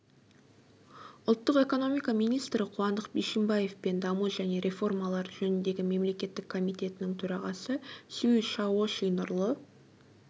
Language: Kazakh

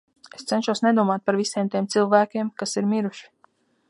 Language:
Latvian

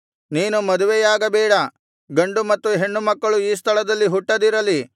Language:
Kannada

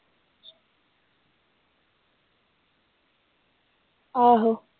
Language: Punjabi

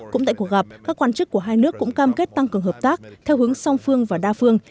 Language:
Vietnamese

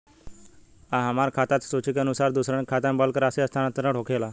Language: Bhojpuri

